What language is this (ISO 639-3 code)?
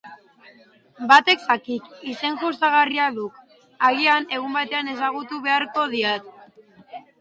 eus